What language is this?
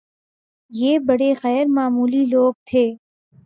Urdu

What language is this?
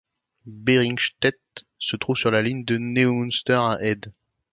French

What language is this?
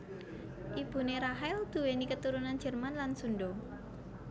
Javanese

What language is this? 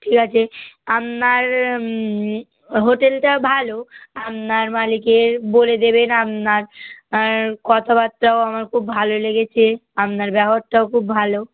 Bangla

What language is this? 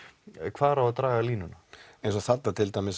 Icelandic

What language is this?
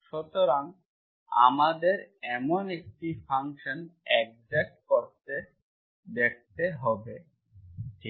Bangla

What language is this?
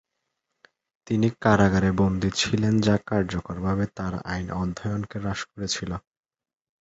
Bangla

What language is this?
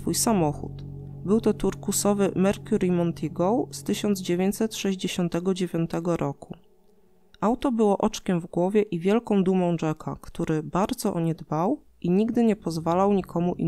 Polish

